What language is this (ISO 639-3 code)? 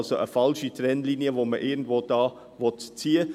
gsw